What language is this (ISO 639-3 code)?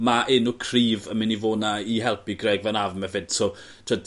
cym